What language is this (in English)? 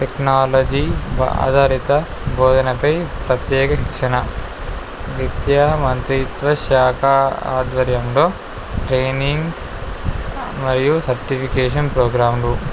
Telugu